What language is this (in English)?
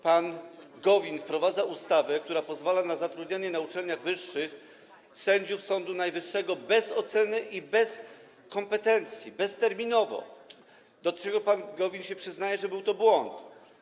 Polish